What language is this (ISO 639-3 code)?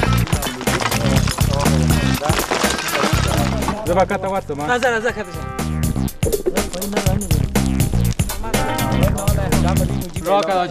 fas